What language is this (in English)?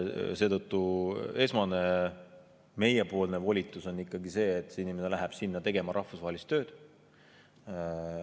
Estonian